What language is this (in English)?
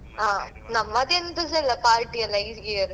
Kannada